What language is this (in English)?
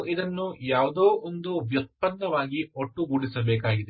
Kannada